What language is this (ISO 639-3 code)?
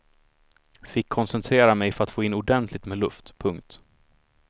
swe